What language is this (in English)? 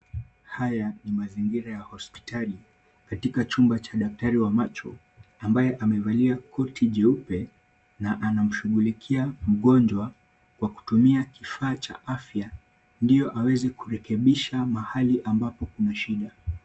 Swahili